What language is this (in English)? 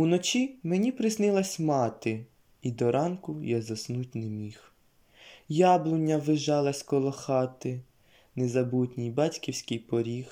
Ukrainian